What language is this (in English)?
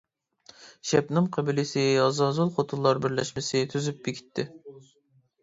Uyghur